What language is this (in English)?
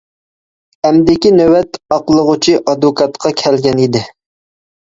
Uyghur